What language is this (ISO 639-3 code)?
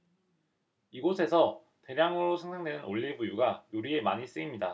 kor